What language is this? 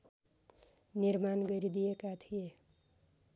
Nepali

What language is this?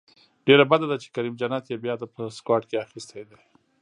Pashto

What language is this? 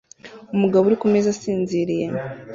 Kinyarwanda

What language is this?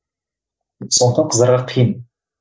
Kazakh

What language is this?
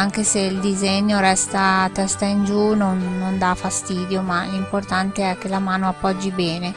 Italian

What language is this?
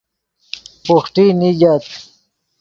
Yidgha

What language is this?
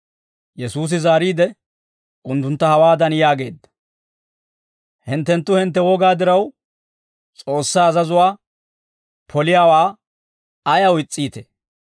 Dawro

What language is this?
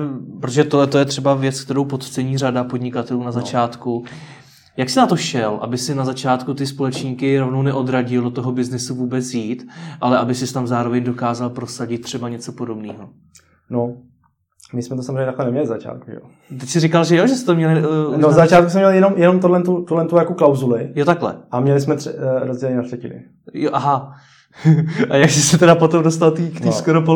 Czech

